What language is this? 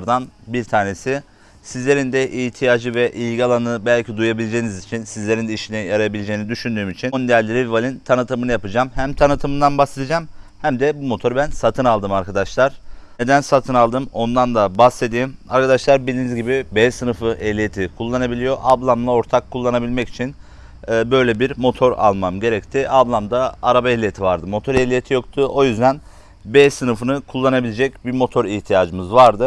Turkish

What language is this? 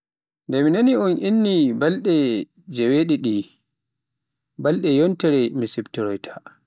Pular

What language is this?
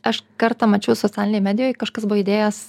Lithuanian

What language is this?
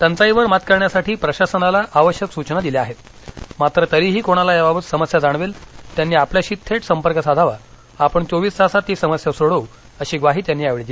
Marathi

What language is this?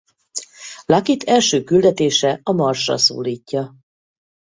Hungarian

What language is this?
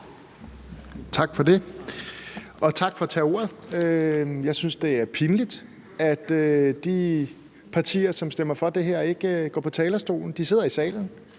Danish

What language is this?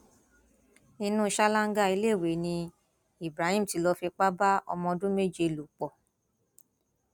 Yoruba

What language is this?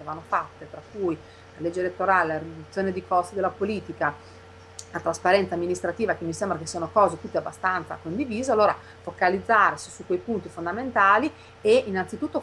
Italian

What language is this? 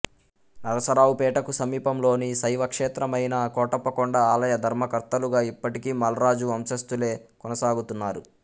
Telugu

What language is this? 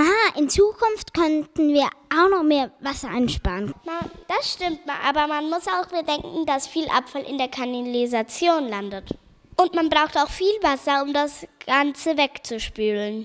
German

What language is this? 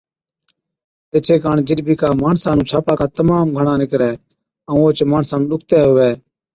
Od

